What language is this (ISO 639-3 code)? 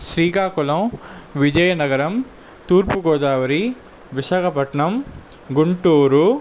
tel